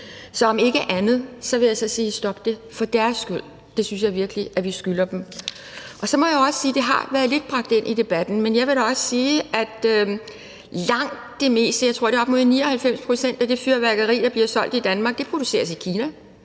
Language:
Danish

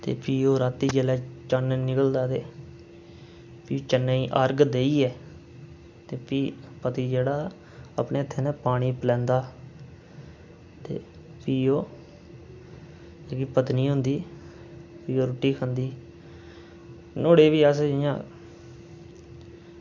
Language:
Dogri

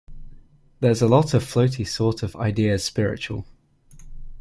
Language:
English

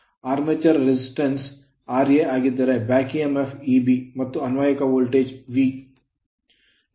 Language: Kannada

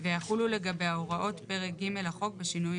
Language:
Hebrew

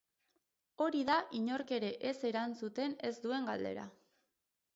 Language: Basque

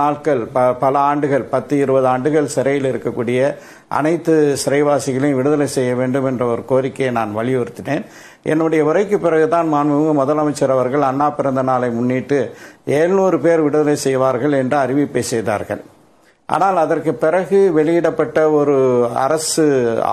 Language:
Polish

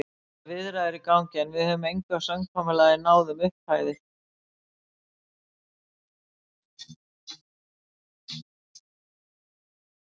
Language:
Icelandic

